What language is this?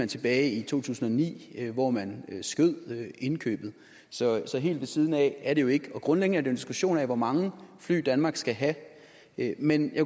Danish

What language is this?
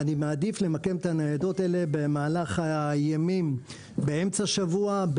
Hebrew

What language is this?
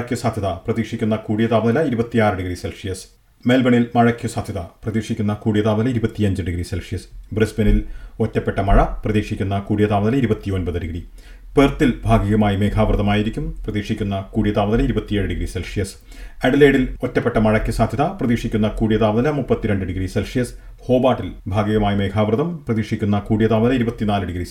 Malayalam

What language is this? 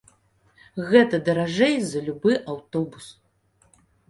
Belarusian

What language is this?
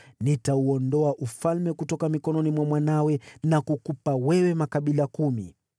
Swahili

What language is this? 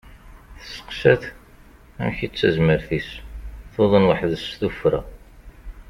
Kabyle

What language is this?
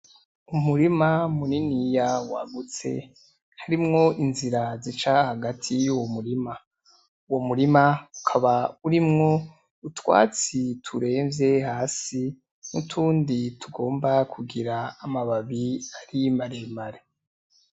Rundi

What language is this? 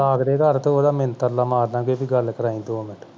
Punjabi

